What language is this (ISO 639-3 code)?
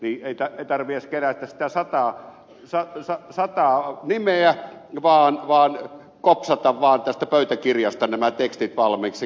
fin